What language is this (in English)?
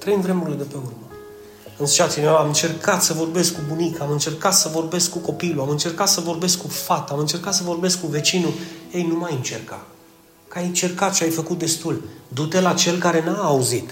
Romanian